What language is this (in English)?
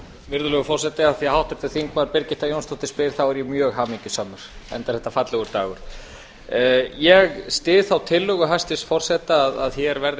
Icelandic